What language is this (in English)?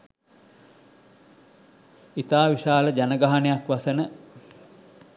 Sinhala